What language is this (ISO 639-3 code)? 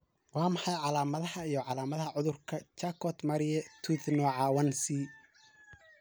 som